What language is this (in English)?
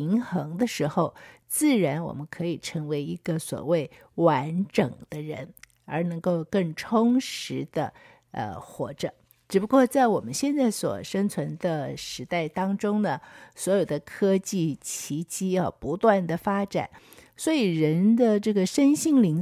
Chinese